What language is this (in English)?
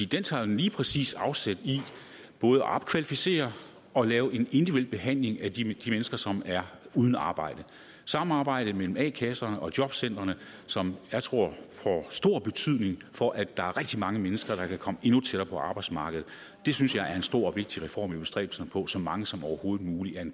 Danish